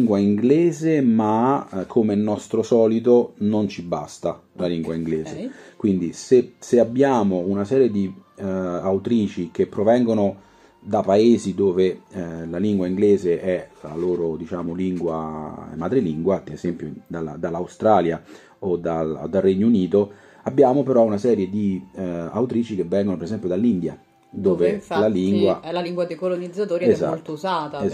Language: Italian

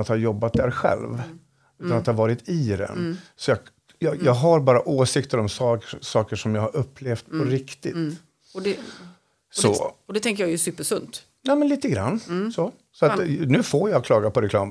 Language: Swedish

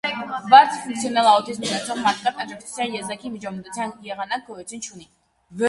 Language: Armenian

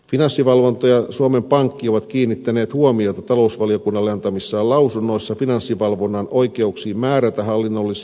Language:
Finnish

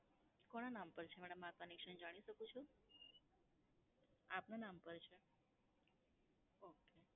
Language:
Gujarati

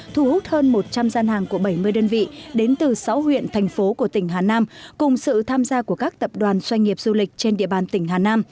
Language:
Vietnamese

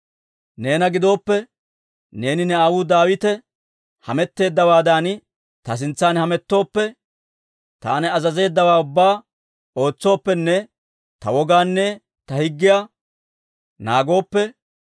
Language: Dawro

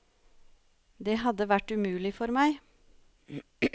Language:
Norwegian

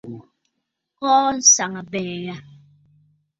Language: Bafut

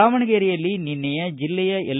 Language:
Kannada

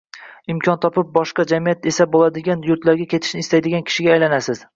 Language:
Uzbek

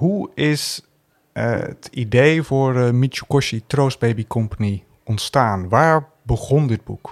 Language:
Dutch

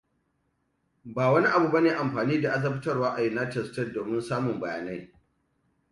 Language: Hausa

